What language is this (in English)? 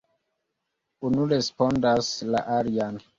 Esperanto